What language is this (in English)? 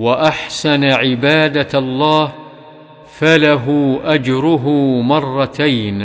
Arabic